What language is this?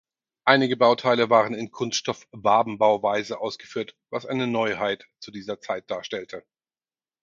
German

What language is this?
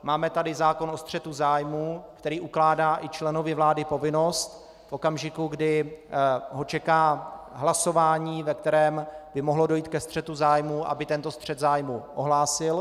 Czech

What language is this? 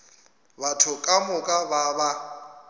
Northern Sotho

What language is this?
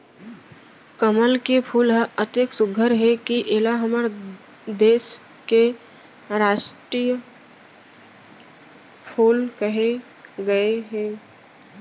Chhattisgarhi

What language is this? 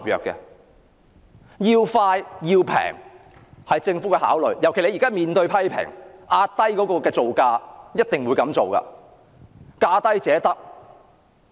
Cantonese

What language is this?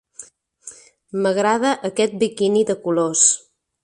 Catalan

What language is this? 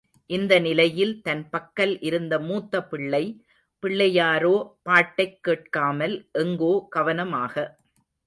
Tamil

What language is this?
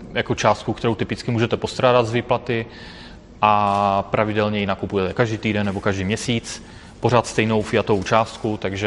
Czech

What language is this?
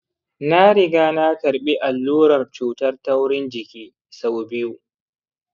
Hausa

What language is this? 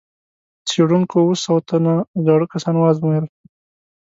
Pashto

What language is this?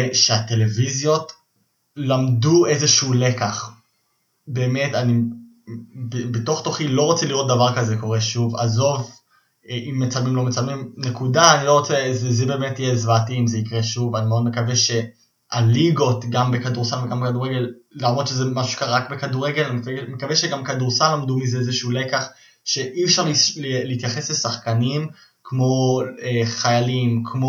Hebrew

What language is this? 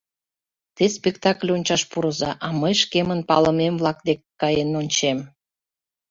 Mari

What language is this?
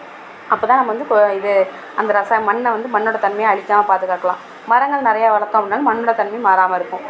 Tamil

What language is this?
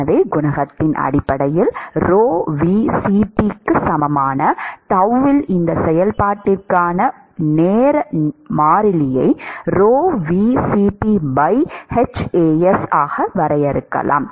Tamil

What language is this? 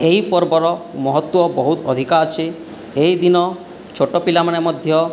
Odia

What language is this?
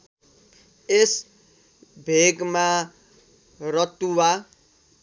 Nepali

